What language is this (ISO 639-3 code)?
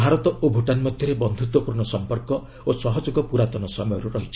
ori